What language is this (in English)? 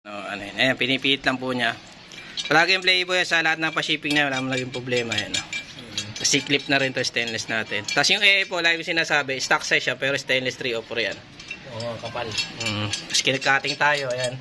Filipino